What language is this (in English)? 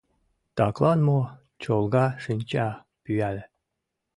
Mari